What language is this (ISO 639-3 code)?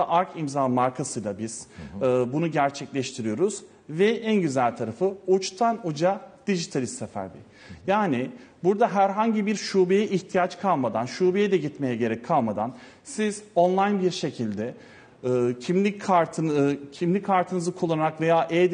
tur